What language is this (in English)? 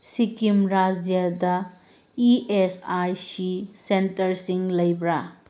Manipuri